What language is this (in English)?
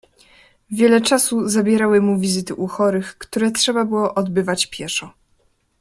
Polish